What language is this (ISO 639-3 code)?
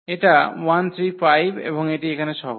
ben